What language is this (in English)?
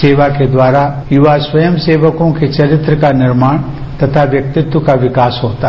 Hindi